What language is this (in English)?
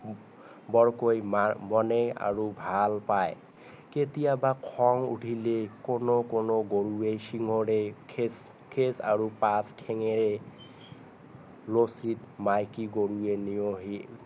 Assamese